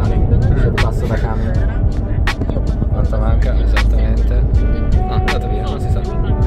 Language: Italian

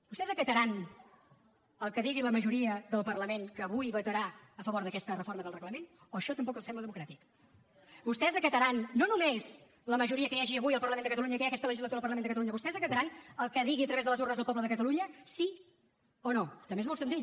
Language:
Catalan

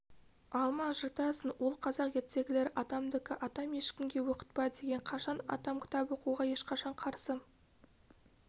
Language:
Kazakh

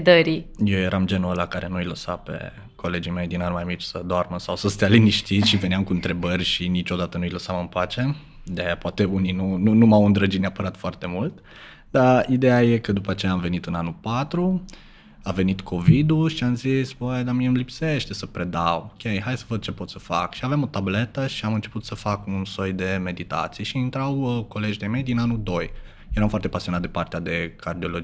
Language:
Romanian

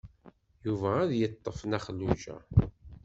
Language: Kabyle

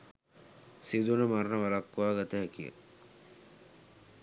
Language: Sinhala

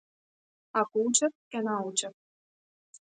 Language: Macedonian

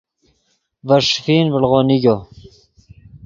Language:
Yidgha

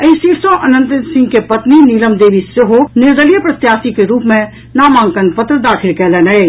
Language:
Maithili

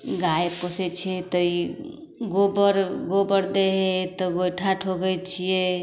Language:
Maithili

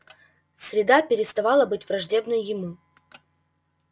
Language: Russian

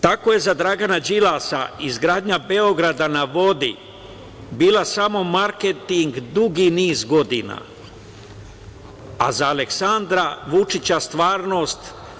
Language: Serbian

